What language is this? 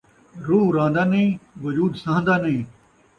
Saraiki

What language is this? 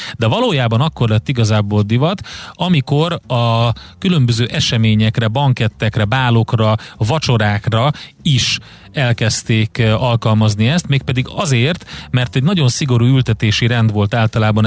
Hungarian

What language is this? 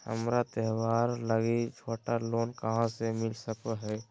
Magahi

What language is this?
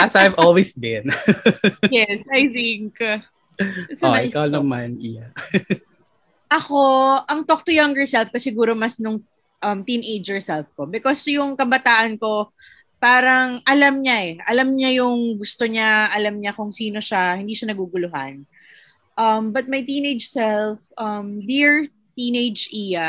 Filipino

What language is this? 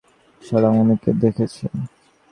Bangla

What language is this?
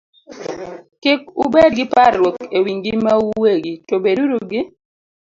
Luo (Kenya and Tanzania)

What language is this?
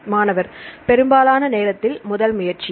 Tamil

